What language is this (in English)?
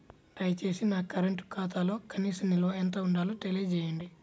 Telugu